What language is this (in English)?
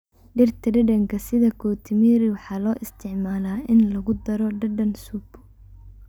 Somali